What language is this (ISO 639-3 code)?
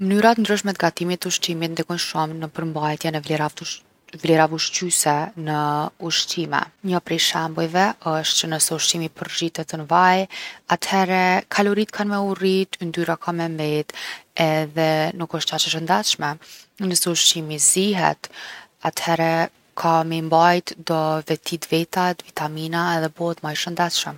aln